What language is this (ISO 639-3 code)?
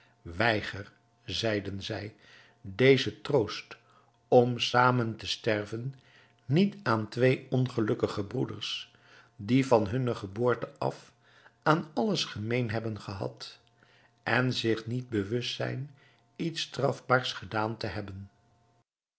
nld